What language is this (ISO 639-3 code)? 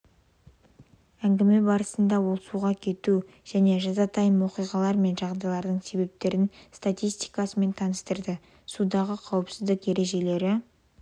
kaz